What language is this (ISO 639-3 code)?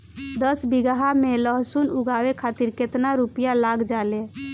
bho